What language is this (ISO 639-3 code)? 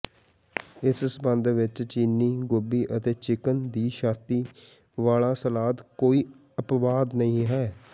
pan